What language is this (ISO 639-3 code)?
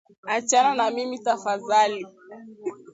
swa